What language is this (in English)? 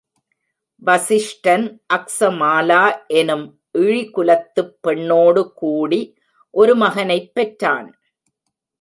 Tamil